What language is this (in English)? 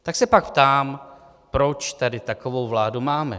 Czech